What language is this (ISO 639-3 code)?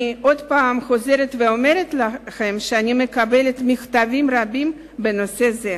heb